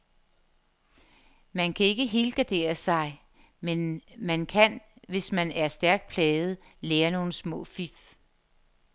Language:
Danish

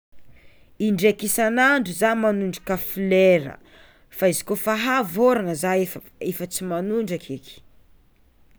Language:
Tsimihety Malagasy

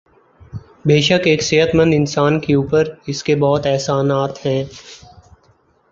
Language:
Urdu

